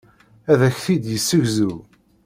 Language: Kabyle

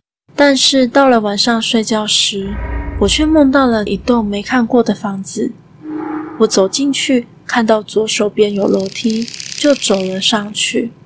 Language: Chinese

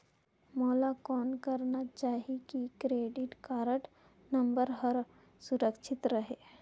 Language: Chhattisgarhi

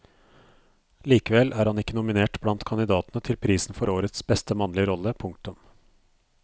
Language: Norwegian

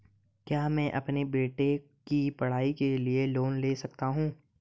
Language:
Hindi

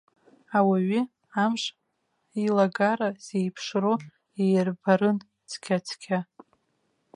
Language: Abkhazian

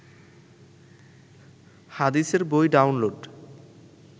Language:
Bangla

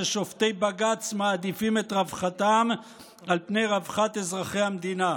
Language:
Hebrew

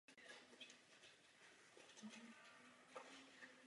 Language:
Czech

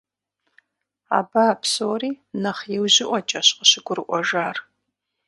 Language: Kabardian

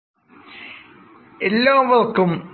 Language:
Malayalam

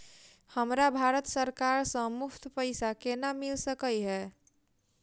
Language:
Maithili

